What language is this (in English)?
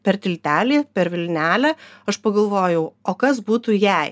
Lithuanian